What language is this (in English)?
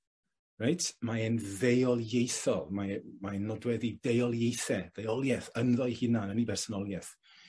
Welsh